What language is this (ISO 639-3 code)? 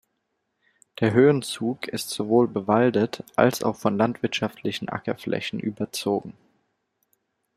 deu